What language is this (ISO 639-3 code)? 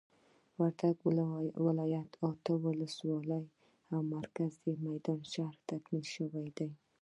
pus